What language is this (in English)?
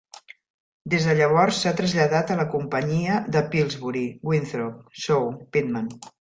Catalan